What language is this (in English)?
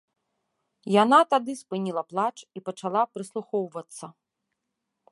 Belarusian